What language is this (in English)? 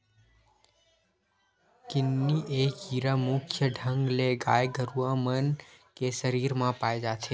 Chhattisgarhi